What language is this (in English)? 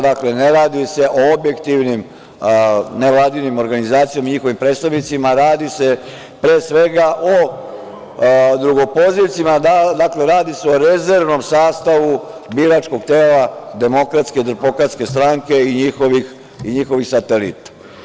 Serbian